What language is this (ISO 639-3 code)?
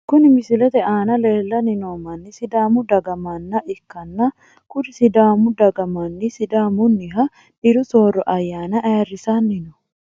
sid